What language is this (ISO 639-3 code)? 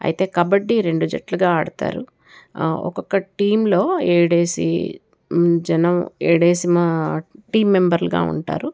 tel